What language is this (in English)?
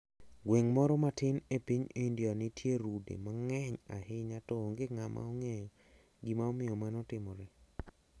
Luo (Kenya and Tanzania)